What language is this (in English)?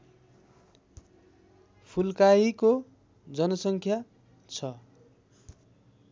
Nepali